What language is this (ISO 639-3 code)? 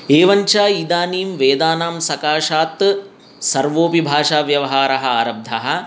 san